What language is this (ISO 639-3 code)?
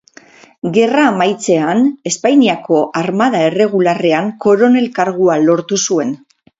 eus